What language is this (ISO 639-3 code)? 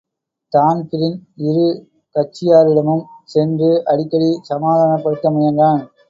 tam